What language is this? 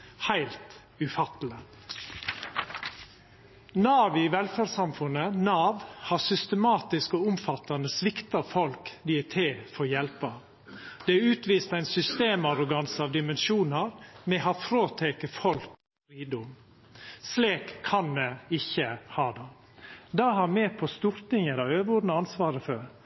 Norwegian Nynorsk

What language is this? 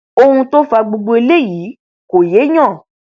Yoruba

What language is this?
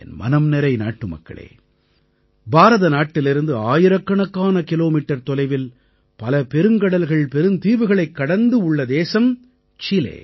Tamil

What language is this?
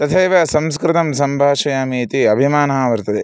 Sanskrit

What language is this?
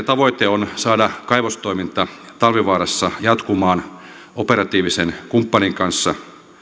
Finnish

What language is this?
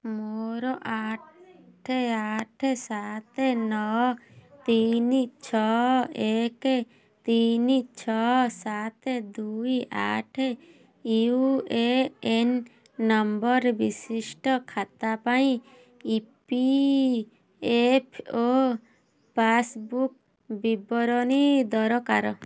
Odia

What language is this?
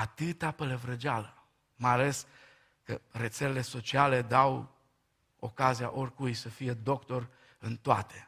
Romanian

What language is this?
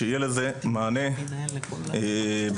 Hebrew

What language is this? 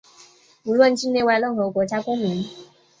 Chinese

